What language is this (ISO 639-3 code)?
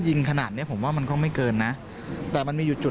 tha